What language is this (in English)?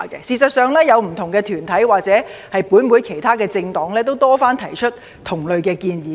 Cantonese